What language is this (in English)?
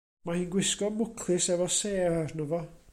Welsh